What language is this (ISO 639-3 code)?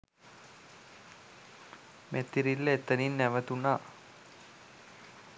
sin